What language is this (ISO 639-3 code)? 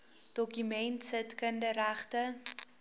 afr